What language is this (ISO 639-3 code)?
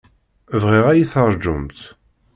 kab